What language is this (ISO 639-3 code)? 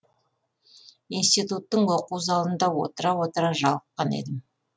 kaz